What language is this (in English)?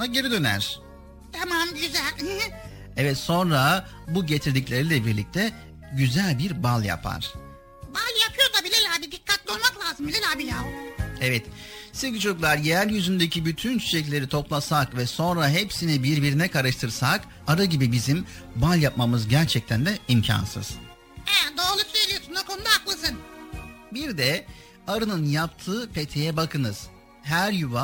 Turkish